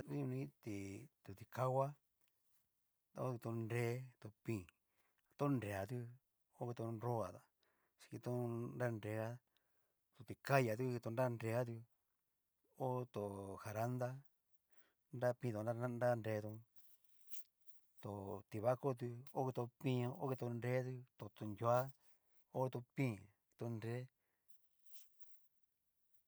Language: Cacaloxtepec Mixtec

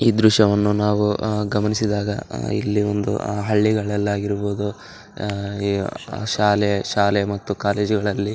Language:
Kannada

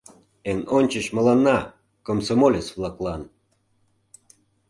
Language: Mari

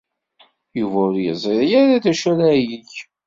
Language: Kabyle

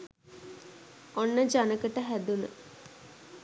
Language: Sinhala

